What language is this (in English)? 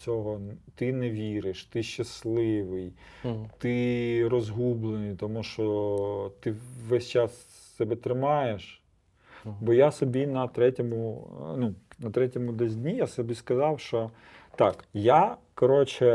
Ukrainian